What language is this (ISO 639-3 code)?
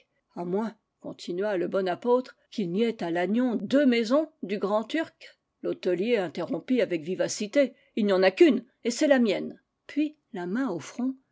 fra